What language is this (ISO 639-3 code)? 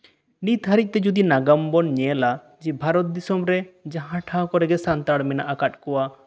sat